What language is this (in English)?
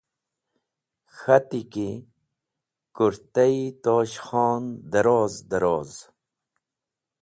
Wakhi